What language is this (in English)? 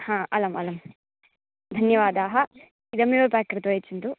Sanskrit